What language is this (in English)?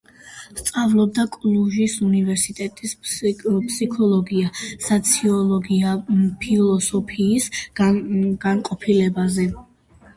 Georgian